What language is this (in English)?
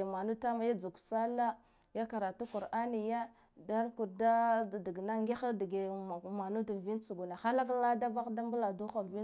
Guduf-Gava